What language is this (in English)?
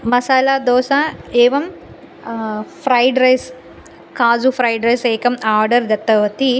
Sanskrit